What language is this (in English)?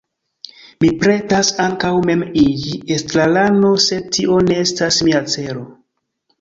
Esperanto